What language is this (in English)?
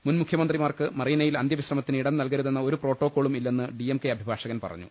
Malayalam